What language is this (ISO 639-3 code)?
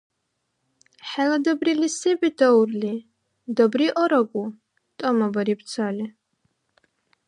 dar